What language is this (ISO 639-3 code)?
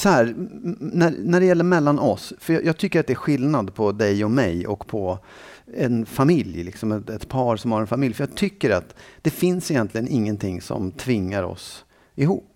swe